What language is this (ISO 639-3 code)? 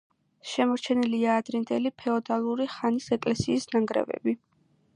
kat